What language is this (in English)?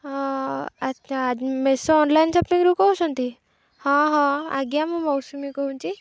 Odia